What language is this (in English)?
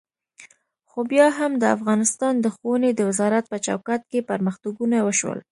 Pashto